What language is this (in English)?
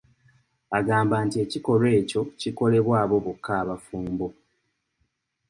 Ganda